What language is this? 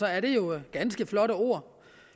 Danish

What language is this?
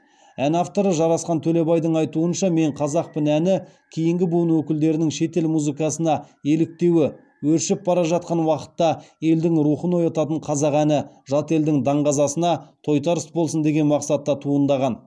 Kazakh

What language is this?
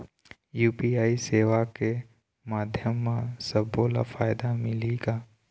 Chhattisgarhi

